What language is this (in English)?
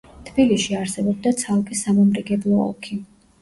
Georgian